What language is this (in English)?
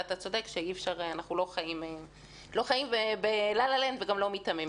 Hebrew